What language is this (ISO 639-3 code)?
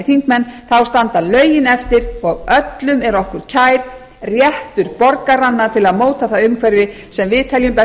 isl